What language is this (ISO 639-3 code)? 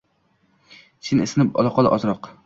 uzb